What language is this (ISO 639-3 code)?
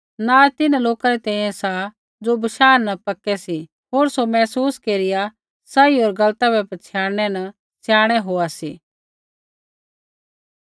kfx